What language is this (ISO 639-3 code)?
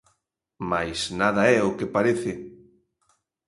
glg